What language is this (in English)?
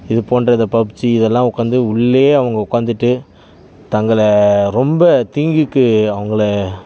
Tamil